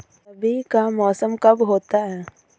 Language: Hindi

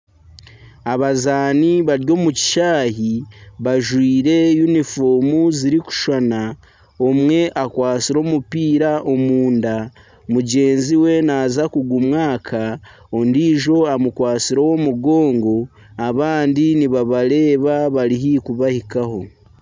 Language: Nyankole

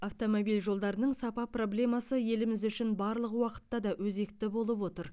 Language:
Kazakh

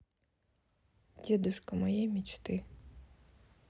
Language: Russian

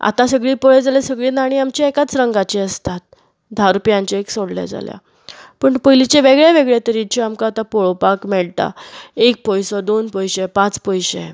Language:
Konkani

